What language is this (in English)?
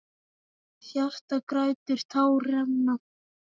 Icelandic